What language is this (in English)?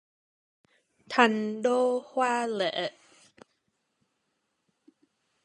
Vietnamese